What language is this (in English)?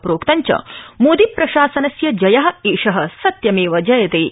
Sanskrit